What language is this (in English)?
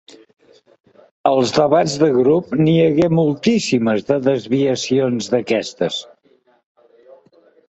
Catalan